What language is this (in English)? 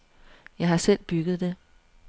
Danish